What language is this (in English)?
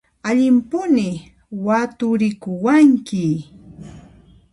Puno Quechua